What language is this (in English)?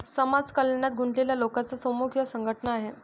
Marathi